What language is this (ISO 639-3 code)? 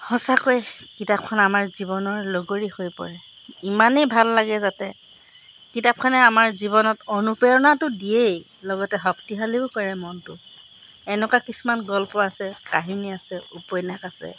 asm